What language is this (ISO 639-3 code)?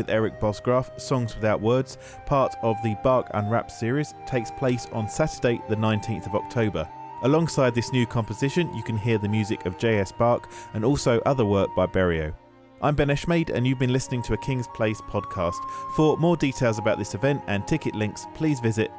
eng